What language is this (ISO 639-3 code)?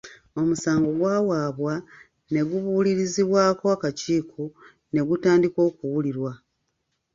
lug